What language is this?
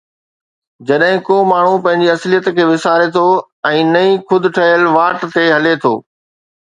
Sindhi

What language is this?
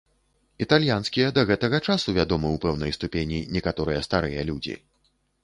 Belarusian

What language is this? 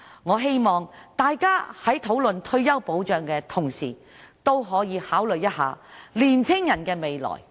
Cantonese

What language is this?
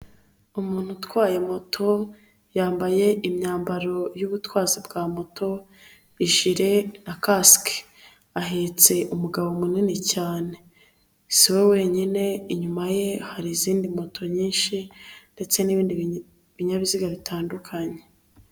Kinyarwanda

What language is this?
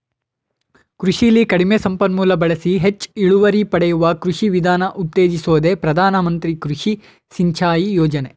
Kannada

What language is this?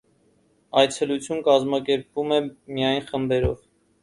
Armenian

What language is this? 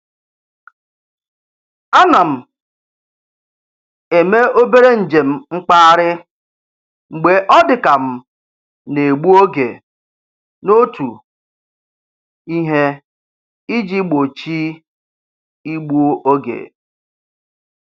Igbo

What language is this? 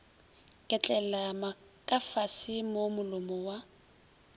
Northern Sotho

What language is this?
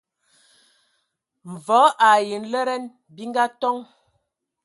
Ewondo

